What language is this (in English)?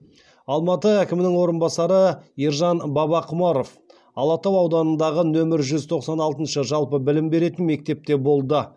Kazakh